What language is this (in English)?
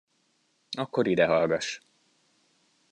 Hungarian